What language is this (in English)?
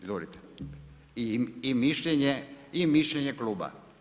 Croatian